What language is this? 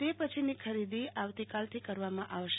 Gujarati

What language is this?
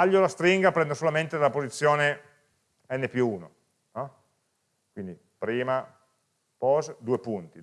Italian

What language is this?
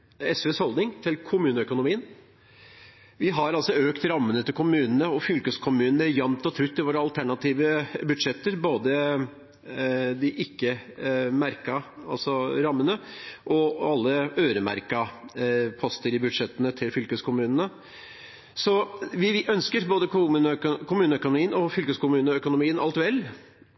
Norwegian Bokmål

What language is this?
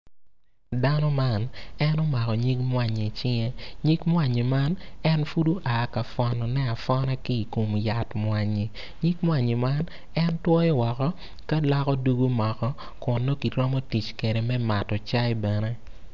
Acoli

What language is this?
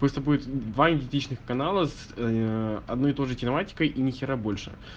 Russian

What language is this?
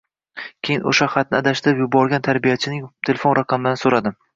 Uzbek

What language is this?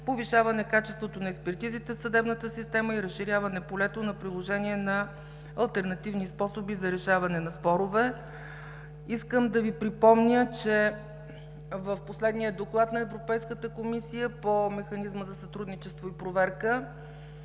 Bulgarian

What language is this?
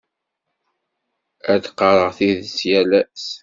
Kabyle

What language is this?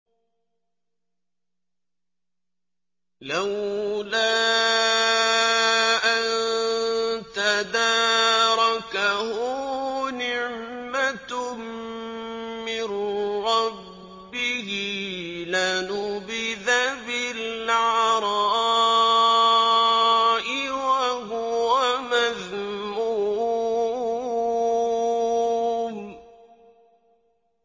Arabic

